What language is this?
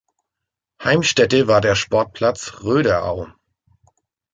German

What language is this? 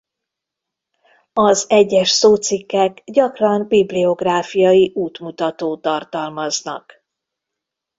Hungarian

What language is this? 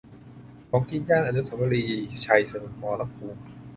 Thai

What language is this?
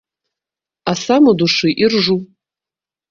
Belarusian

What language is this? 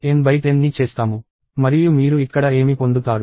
Telugu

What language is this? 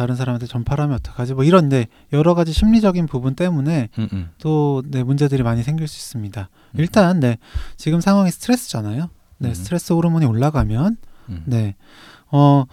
Korean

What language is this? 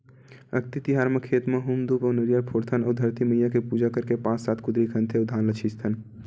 Chhattisgarhi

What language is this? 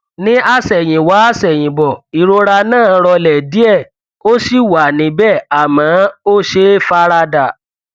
Yoruba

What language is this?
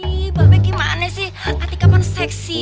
Indonesian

